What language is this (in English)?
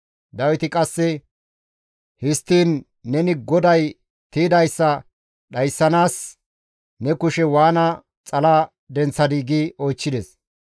Gamo